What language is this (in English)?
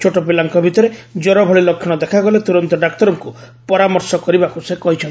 Odia